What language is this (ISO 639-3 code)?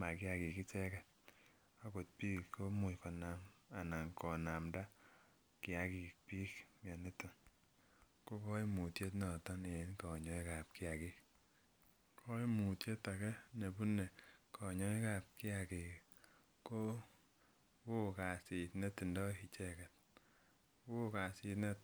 kln